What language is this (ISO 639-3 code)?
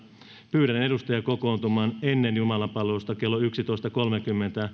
fin